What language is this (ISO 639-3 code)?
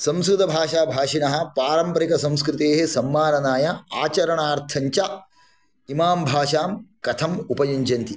san